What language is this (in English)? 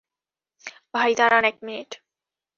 Bangla